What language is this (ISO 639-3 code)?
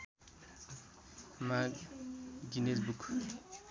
nep